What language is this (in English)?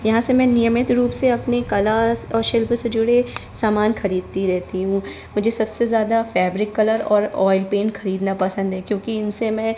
Hindi